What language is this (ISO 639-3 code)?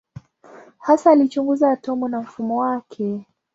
swa